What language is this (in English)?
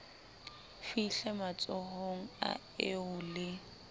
Southern Sotho